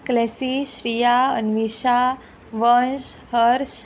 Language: Konkani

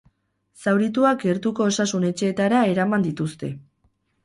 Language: Basque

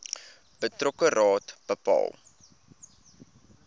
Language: Afrikaans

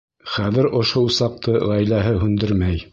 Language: Bashkir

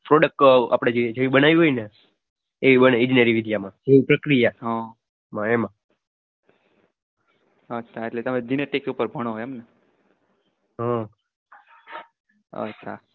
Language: Gujarati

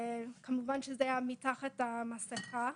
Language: Hebrew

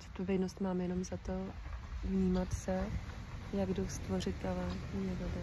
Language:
Czech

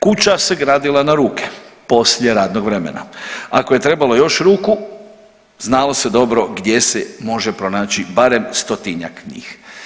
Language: Croatian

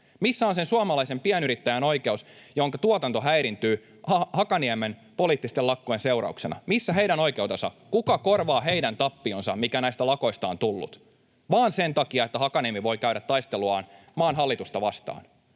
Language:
Finnish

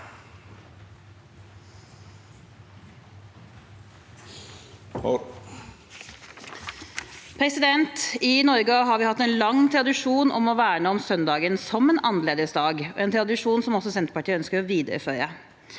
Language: Norwegian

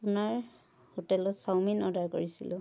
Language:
Assamese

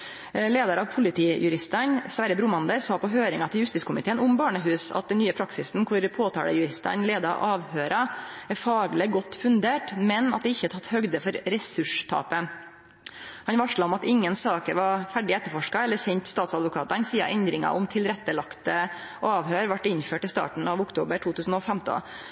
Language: Norwegian Nynorsk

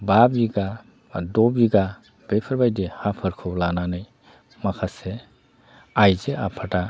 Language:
Bodo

